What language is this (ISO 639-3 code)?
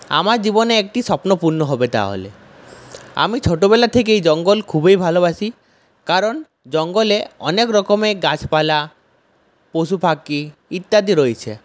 ben